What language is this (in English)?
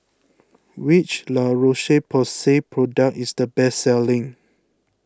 English